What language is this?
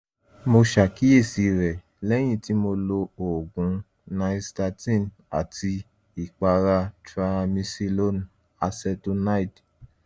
Yoruba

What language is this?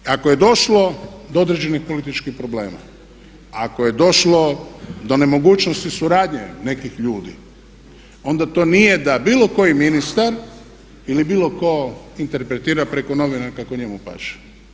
Croatian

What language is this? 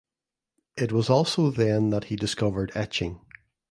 English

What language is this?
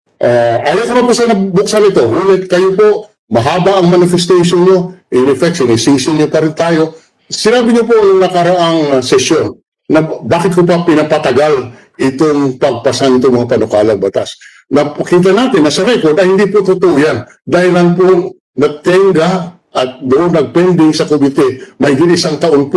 Filipino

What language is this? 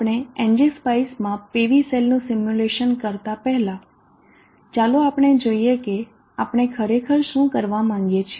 Gujarati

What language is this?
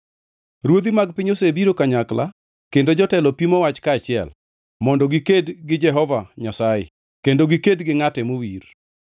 Luo (Kenya and Tanzania)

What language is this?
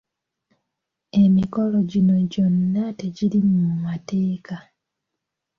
Ganda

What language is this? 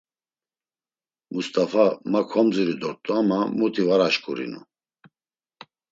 Laz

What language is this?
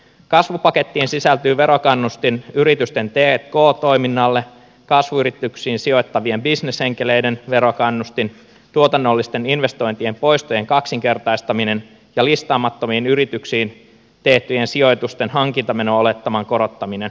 Finnish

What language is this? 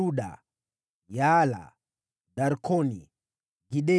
Swahili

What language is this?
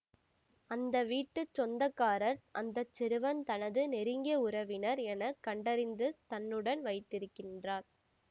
Tamil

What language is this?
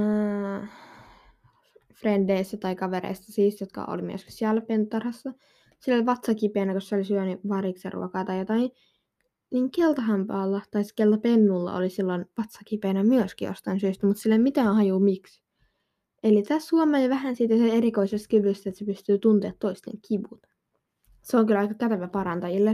Finnish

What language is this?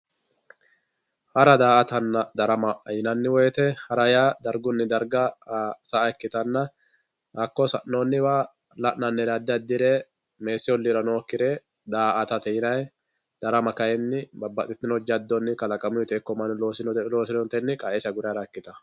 Sidamo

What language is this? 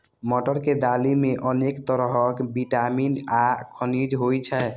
Maithili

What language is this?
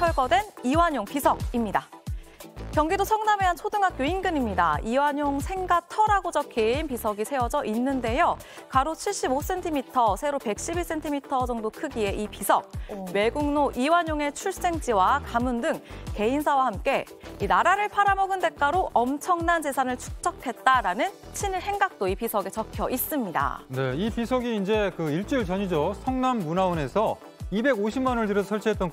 Korean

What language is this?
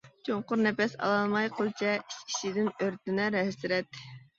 Uyghur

